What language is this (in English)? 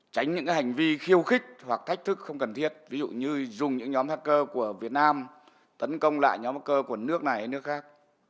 Vietnamese